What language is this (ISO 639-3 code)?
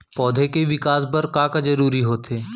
hne